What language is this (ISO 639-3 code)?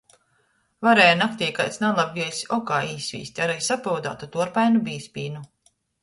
ltg